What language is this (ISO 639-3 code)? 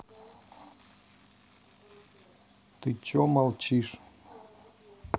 rus